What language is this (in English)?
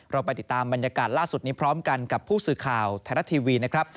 Thai